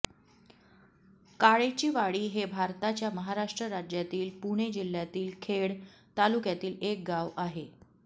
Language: Marathi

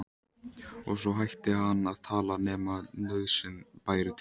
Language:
Icelandic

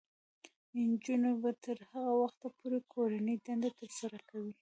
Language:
Pashto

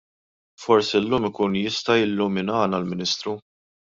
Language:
Maltese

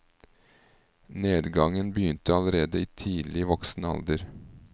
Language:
Norwegian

